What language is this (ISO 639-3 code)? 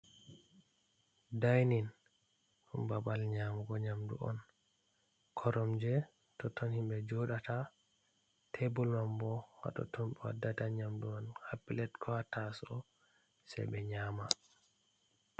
ful